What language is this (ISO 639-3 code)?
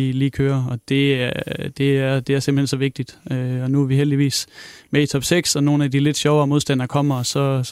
dan